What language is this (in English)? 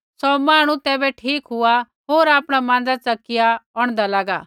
Kullu Pahari